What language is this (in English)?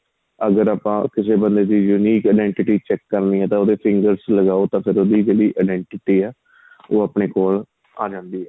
Punjabi